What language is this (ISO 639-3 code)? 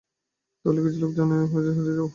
ben